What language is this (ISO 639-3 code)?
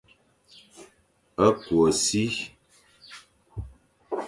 fan